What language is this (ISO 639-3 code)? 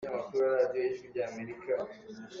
cnh